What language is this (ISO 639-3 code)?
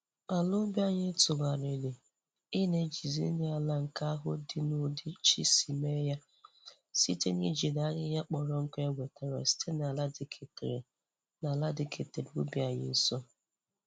ibo